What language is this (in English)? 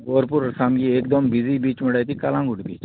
Konkani